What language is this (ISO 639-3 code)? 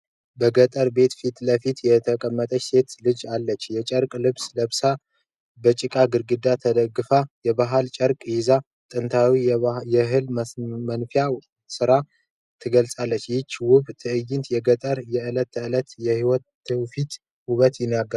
amh